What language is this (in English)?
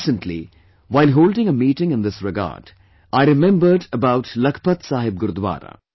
English